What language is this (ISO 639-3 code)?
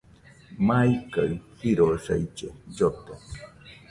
hux